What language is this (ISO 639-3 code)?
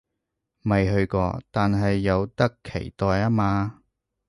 yue